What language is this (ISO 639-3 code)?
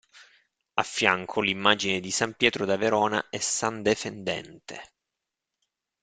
ita